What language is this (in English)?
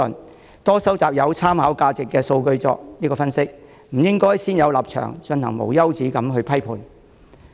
Cantonese